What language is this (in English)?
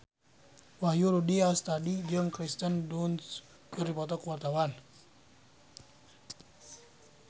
Sundanese